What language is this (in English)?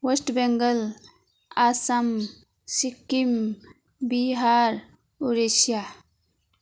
Nepali